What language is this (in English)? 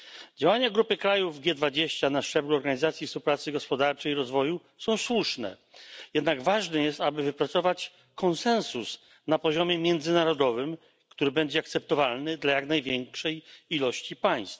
Polish